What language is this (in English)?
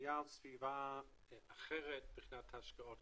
Hebrew